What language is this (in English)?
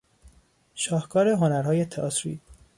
Persian